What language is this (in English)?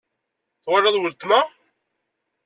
Kabyle